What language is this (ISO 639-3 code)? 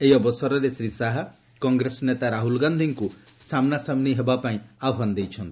ori